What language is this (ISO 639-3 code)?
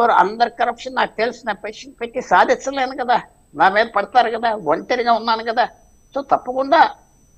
tel